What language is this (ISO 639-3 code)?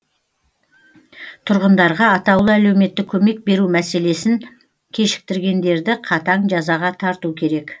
kaz